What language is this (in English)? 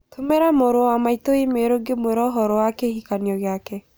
Kikuyu